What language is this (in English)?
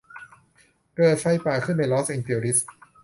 Thai